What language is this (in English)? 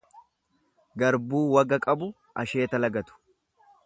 Oromo